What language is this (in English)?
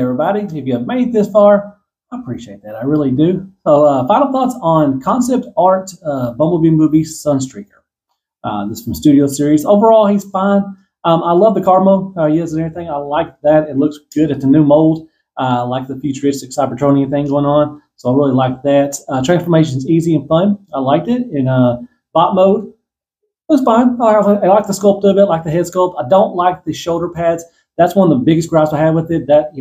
English